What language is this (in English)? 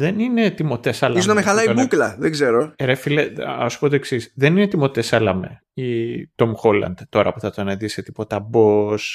Greek